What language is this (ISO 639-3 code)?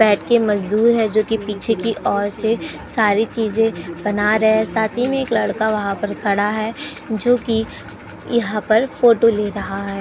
hin